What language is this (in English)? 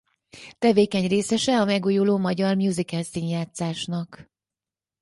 Hungarian